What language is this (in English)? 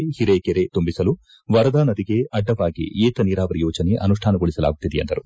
Kannada